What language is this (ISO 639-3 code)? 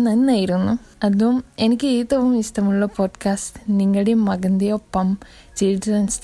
mal